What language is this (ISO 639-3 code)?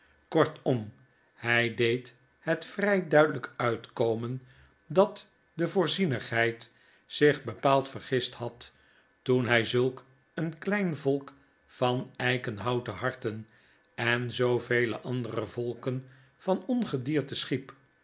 nld